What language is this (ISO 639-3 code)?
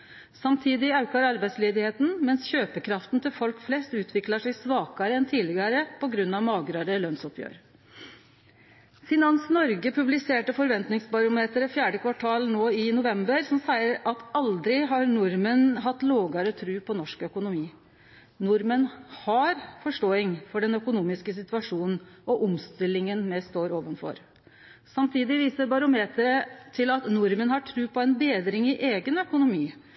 nno